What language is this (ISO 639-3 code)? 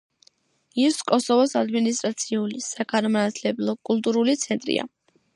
kat